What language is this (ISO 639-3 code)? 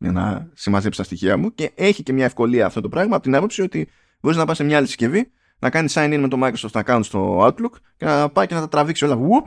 ell